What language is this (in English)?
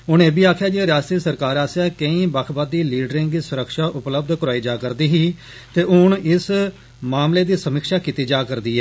Dogri